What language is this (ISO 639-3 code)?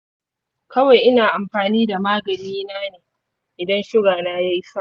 hau